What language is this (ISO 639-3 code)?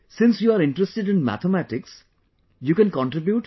eng